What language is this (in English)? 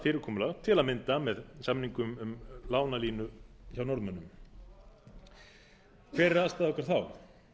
Icelandic